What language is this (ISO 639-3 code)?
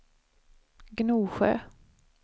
swe